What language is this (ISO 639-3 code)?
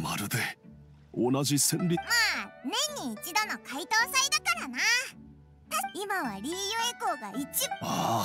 jpn